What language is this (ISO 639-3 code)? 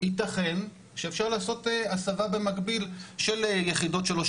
heb